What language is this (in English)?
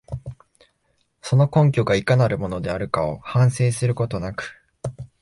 Japanese